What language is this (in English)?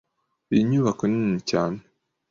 Kinyarwanda